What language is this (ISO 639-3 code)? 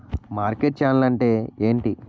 tel